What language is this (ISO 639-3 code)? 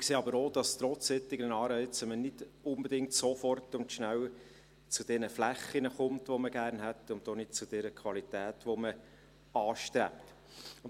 gsw